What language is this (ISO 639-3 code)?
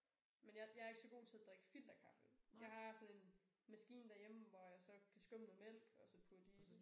dan